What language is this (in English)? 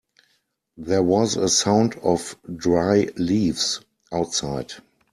English